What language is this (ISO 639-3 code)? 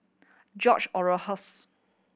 eng